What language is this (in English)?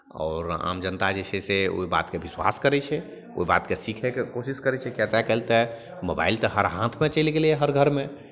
Maithili